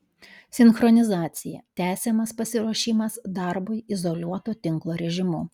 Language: Lithuanian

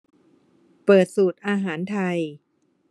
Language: Thai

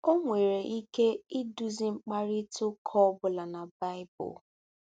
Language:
Igbo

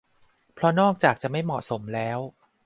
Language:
Thai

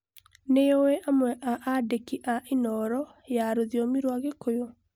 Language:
Kikuyu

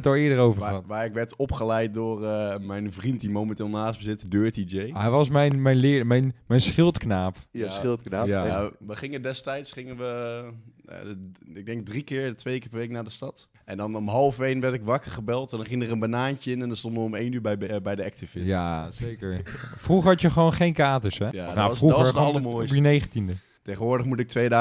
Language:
Dutch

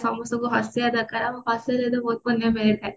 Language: Odia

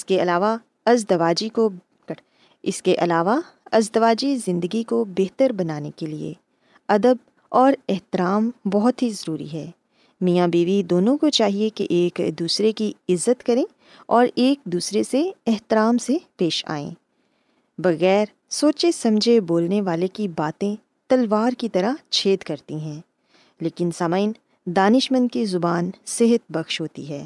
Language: Urdu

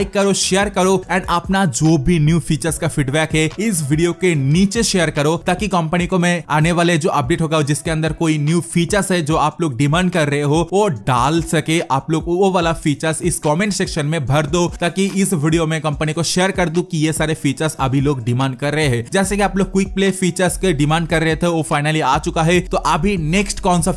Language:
Hindi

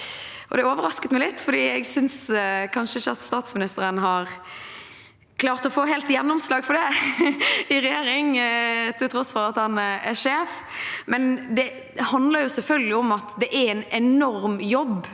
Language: Norwegian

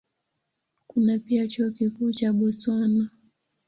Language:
Swahili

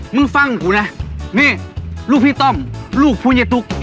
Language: Thai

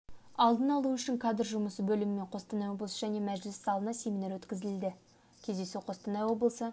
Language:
Kazakh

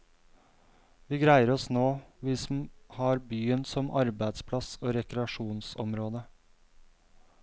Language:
Norwegian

